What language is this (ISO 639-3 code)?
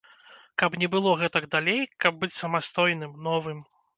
bel